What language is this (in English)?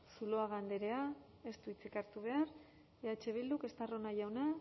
Basque